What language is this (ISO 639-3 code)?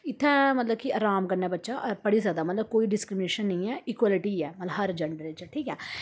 doi